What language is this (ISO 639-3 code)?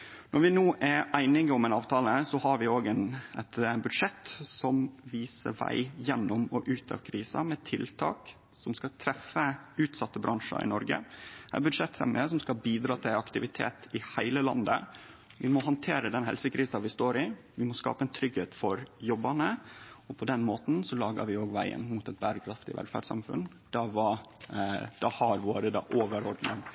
nno